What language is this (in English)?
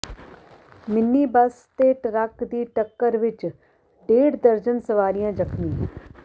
Punjabi